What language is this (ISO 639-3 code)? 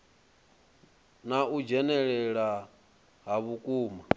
ven